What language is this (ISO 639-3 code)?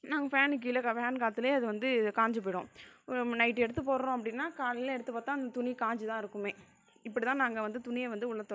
tam